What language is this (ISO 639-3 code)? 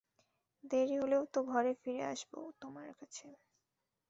ben